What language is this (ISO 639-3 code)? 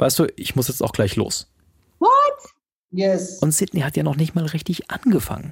deu